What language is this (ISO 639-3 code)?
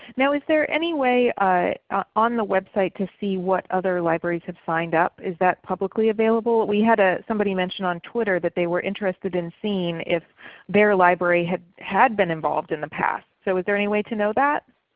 eng